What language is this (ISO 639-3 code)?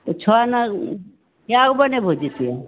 mai